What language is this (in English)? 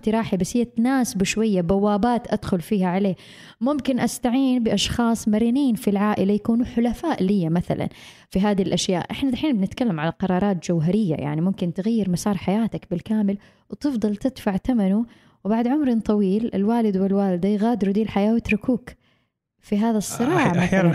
Arabic